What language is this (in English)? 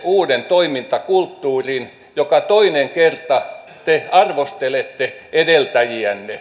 Finnish